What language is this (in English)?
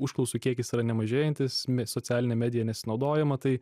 Lithuanian